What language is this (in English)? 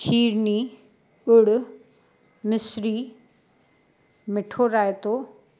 Sindhi